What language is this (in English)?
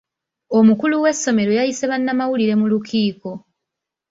Ganda